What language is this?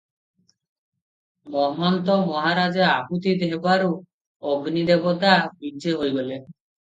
Odia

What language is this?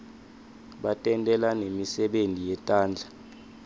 Swati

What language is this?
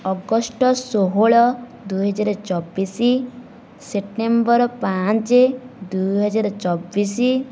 Odia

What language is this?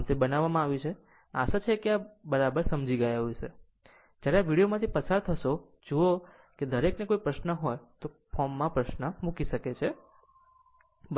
Gujarati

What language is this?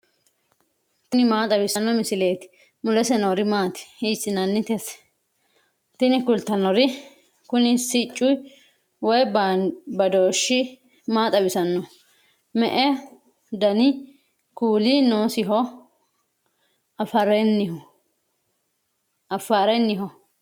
Sidamo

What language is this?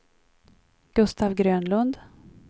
Swedish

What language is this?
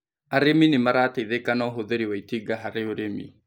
Kikuyu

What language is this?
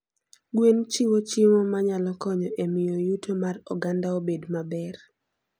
Luo (Kenya and Tanzania)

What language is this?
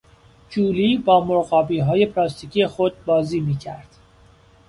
Persian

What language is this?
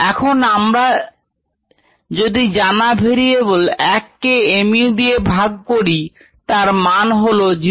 Bangla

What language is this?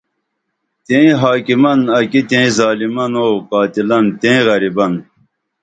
Dameli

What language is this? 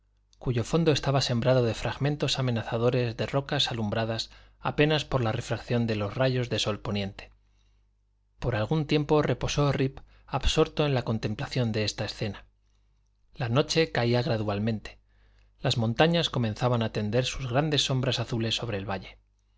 Spanish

